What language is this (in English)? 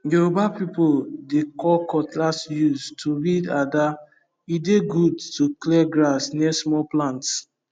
Nigerian Pidgin